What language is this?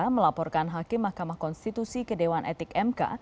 Indonesian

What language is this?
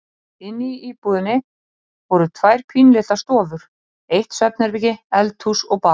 Icelandic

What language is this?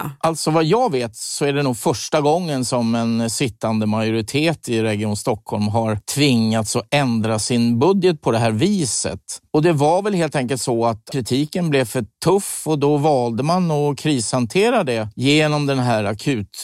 Swedish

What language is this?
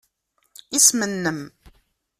Kabyle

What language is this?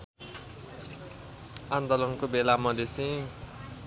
Nepali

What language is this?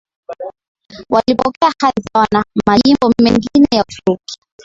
Swahili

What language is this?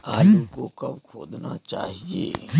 Hindi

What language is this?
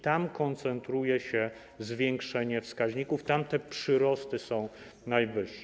Polish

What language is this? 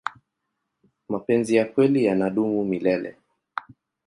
Swahili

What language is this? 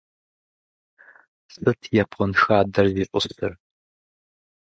Russian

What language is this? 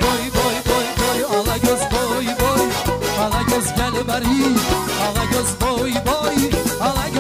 Arabic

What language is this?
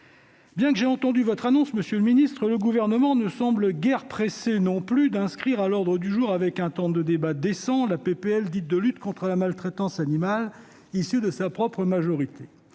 French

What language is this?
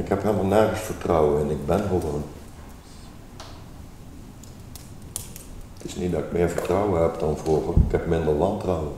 Dutch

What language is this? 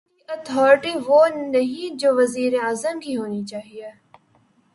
Urdu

